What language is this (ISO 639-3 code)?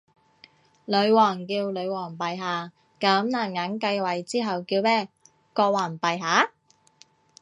yue